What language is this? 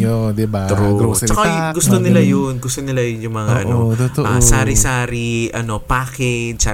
Filipino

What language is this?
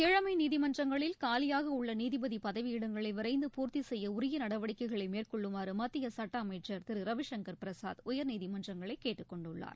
Tamil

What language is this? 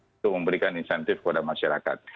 Indonesian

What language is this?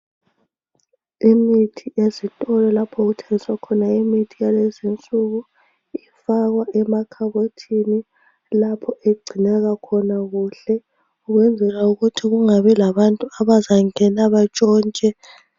North Ndebele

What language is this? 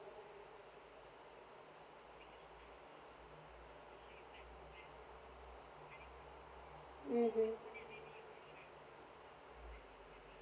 English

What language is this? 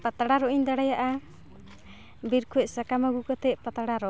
Santali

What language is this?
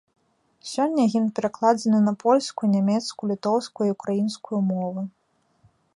Belarusian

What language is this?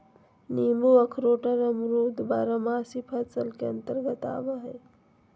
Magahi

